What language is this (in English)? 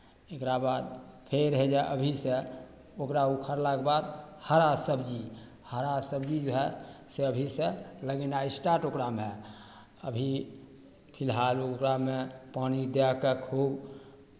Maithili